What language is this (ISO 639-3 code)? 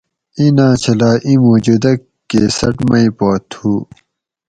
gwc